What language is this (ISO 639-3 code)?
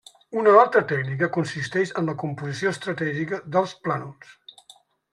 cat